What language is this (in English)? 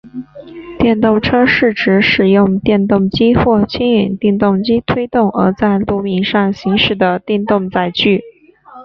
Chinese